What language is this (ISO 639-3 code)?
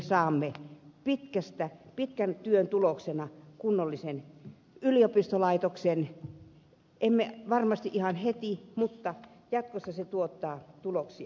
fin